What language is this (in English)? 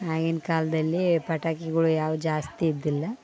Kannada